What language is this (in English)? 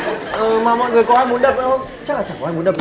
Vietnamese